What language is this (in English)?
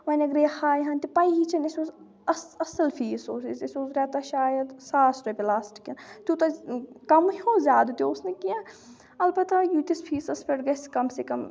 Kashmiri